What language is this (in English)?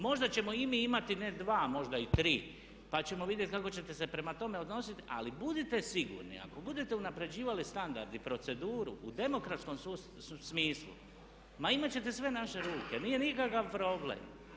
Croatian